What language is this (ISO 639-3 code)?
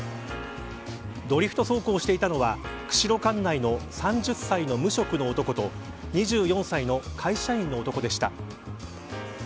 jpn